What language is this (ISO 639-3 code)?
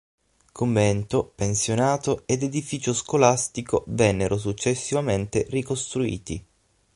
ita